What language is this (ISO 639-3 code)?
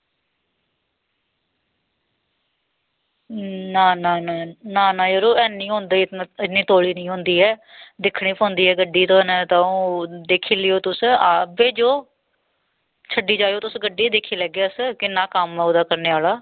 doi